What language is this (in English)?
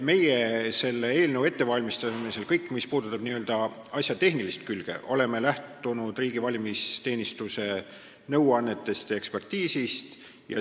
Estonian